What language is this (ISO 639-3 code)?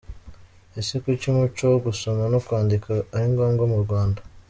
kin